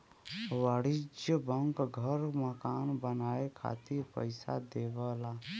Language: Bhojpuri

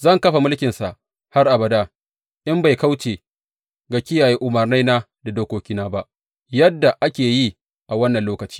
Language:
Hausa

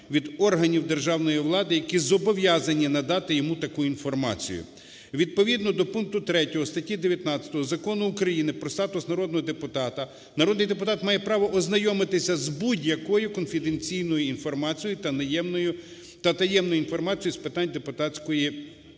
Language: Ukrainian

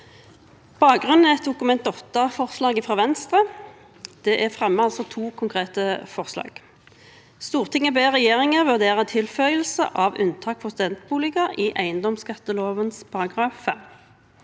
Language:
Norwegian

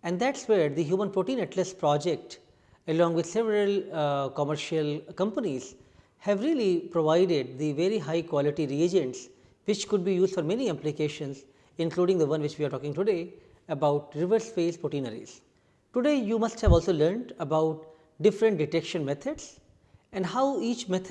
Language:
English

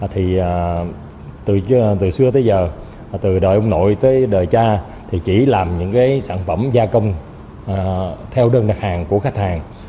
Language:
Vietnamese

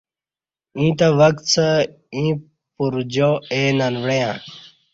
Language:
Kati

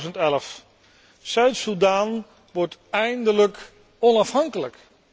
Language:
Dutch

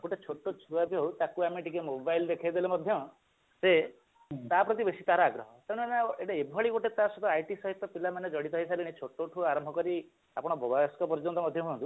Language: Odia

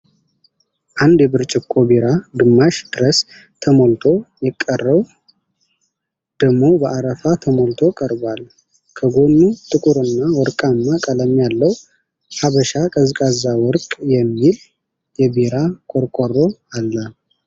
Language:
Amharic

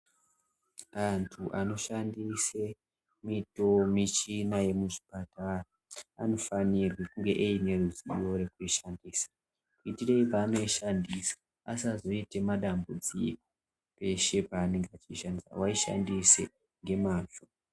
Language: Ndau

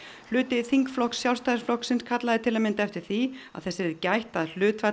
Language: Icelandic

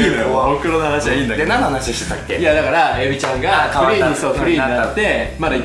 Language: Japanese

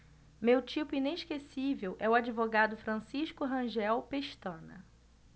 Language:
Portuguese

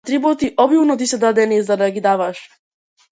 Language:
Macedonian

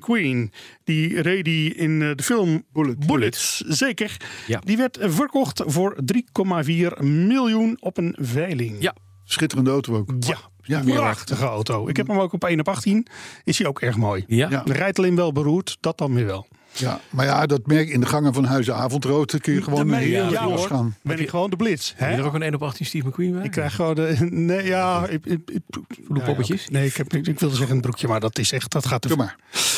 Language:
Dutch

